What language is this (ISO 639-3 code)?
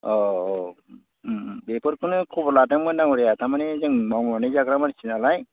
brx